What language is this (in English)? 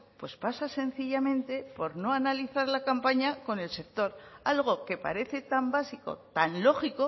Spanish